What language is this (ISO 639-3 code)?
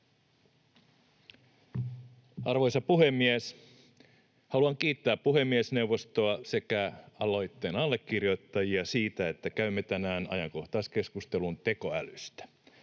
fin